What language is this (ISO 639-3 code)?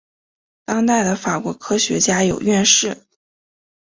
zho